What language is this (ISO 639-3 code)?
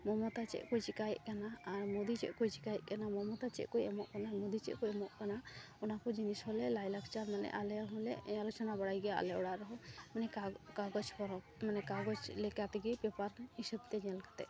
sat